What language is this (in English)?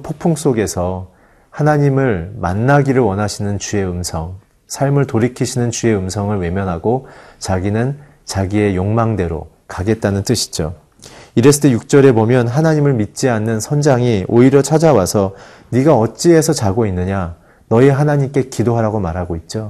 Korean